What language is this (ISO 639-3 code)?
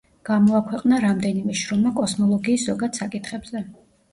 kat